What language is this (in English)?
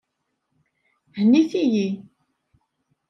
Kabyle